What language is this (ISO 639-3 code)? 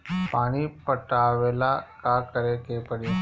bho